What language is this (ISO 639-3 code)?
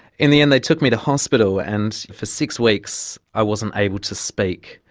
eng